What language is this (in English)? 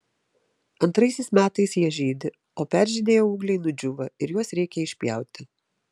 Lithuanian